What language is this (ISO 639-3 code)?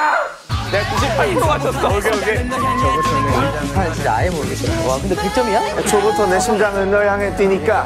kor